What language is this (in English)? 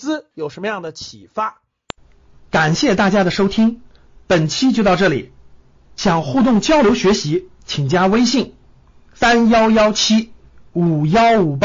Chinese